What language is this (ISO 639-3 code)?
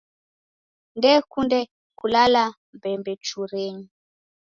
dav